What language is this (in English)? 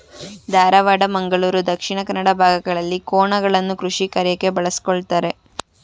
Kannada